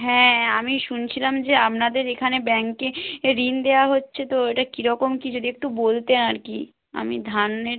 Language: Bangla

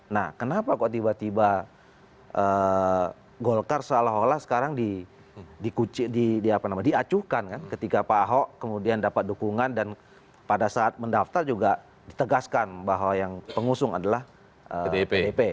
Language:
Indonesian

